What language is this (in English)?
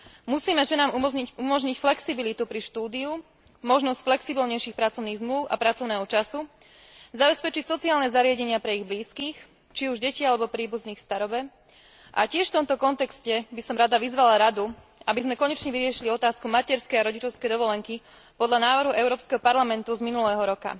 Slovak